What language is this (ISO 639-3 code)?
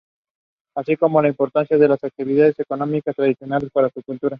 spa